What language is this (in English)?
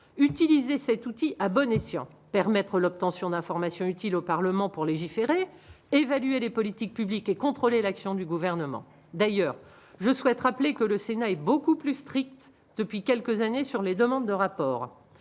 French